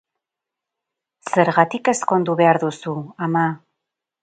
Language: Basque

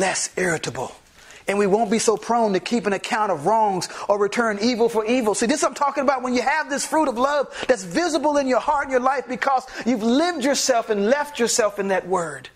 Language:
English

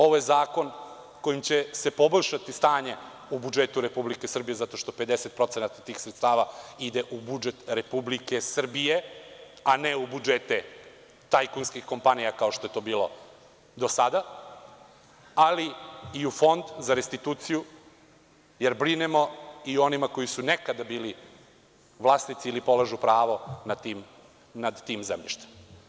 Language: Serbian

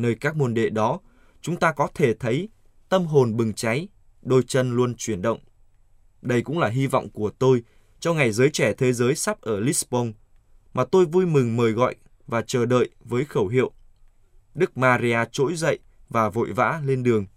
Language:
Vietnamese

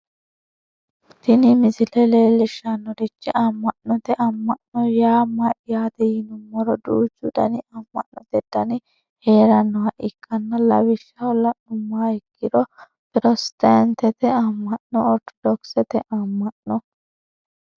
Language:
Sidamo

